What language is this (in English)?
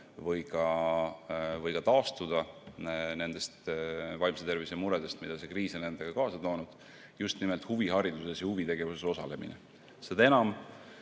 Estonian